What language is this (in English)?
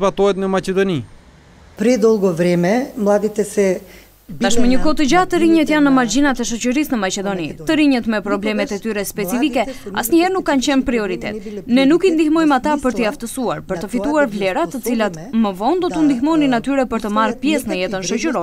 Romanian